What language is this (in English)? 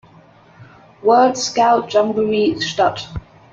German